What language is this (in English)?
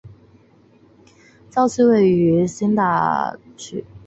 Chinese